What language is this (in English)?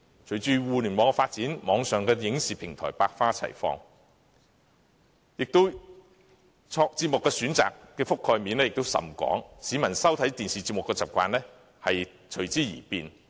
Cantonese